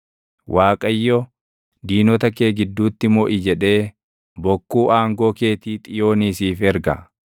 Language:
Oromo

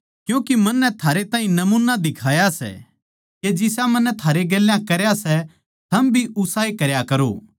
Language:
Haryanvi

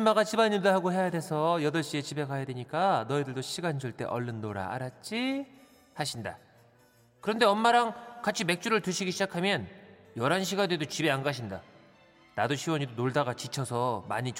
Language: Korean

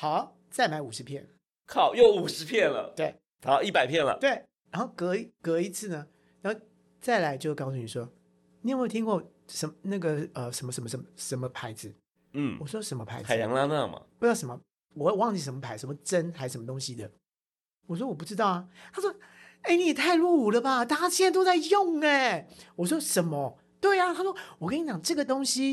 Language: Chinese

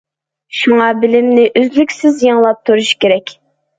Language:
Uyghur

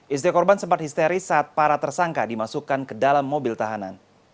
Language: Indonesian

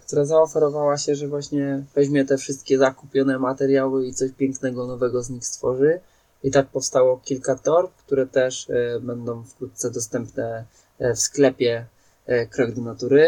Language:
Polish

